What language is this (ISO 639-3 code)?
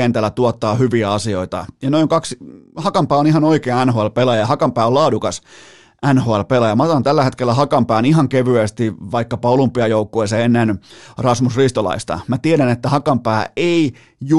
fin